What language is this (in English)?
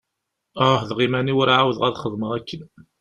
Kabyle